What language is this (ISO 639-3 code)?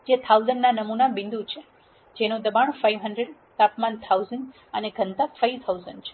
guj